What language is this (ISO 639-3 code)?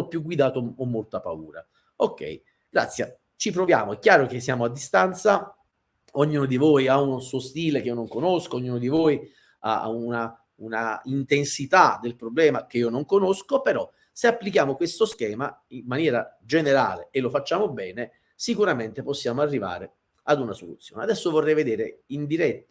ita